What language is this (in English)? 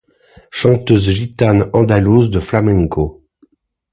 French